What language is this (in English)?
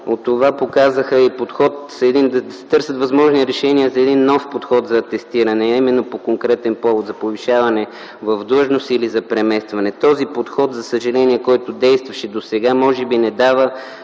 Bulgarian